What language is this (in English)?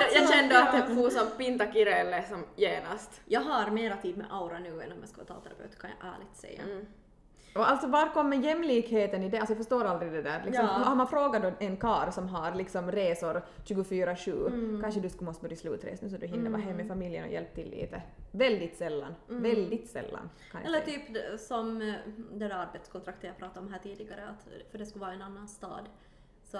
Swedish